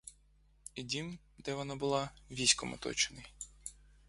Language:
Ukrainian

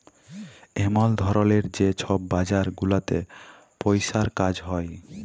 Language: Bangla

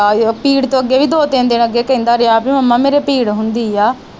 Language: Punjabi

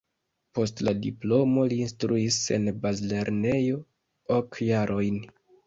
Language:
Esperanto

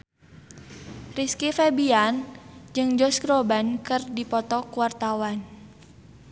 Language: Sundanese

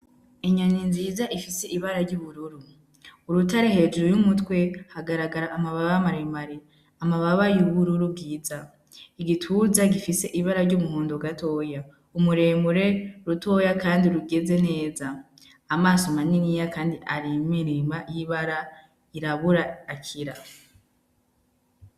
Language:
Rundi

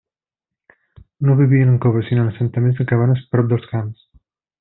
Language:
Catalan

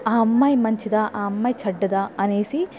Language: Telugu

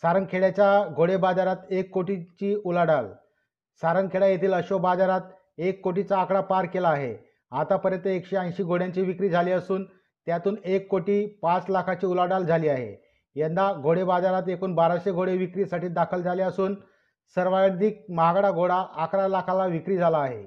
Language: Marathi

